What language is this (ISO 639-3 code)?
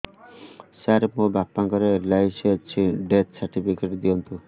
ori